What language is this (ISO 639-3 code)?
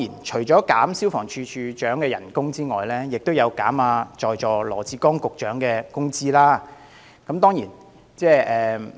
yue